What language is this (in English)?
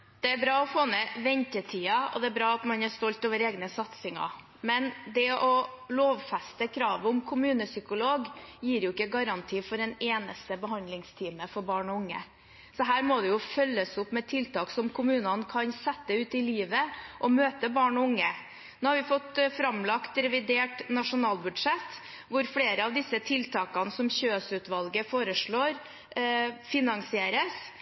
Norwegian